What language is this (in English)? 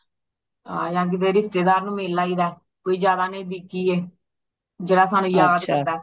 Punjabi